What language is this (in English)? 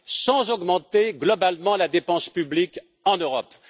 French